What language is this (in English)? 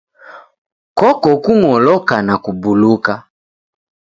Taita